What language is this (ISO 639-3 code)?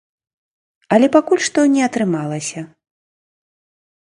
bel